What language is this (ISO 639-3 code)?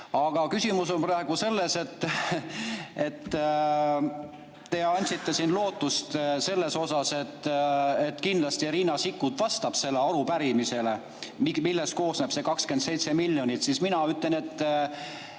est